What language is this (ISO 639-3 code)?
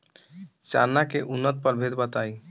bho